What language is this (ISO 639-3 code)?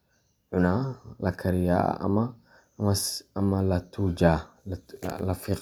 som